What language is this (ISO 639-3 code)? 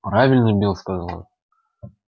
rus